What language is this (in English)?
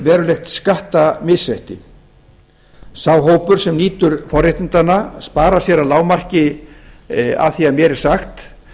Icelandic